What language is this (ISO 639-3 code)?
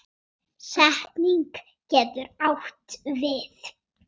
isl